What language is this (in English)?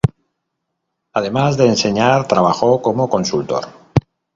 Spanish